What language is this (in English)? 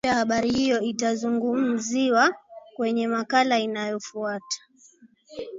Swahili